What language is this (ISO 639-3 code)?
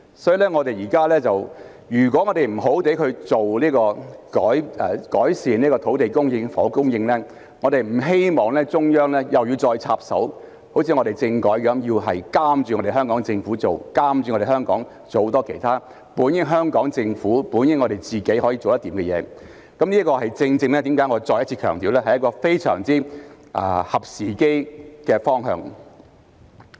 yue